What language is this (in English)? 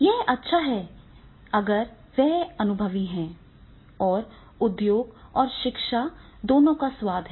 Hindi